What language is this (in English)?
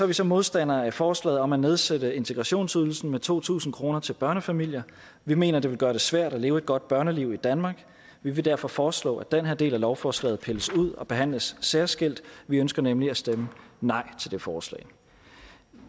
Danish